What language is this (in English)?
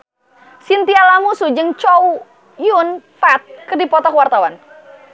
Sundanese